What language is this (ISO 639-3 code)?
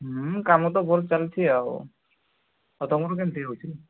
ori